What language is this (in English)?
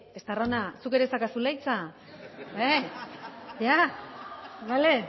Basque